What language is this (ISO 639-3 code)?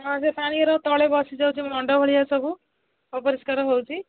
ori